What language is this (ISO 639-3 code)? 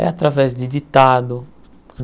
por